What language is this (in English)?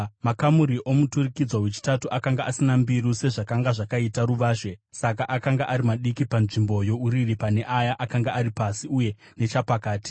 Shona